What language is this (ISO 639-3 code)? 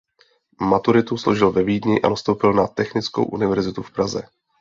ces